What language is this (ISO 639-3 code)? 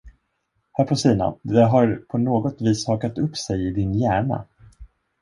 swe